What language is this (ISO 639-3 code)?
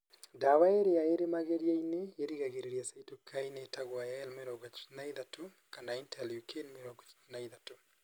kik